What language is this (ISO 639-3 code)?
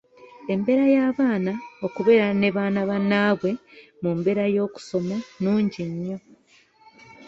lug